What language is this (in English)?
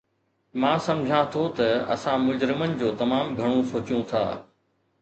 Sindhi